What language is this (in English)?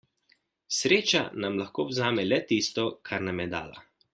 Slovenian